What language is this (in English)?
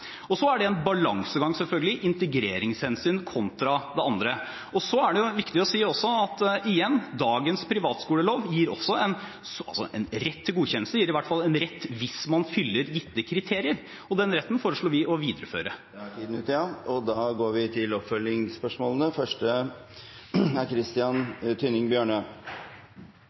Norwegian Bokmål